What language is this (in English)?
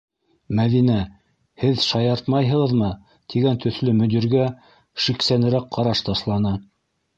Bashkir